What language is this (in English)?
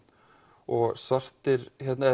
Icelandic